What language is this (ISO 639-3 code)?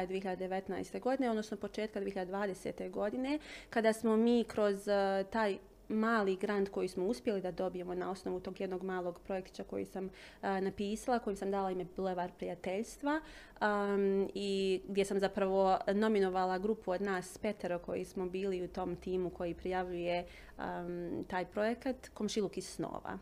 hrv